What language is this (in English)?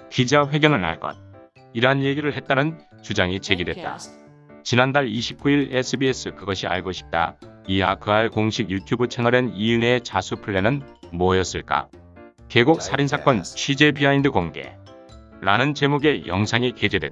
Korean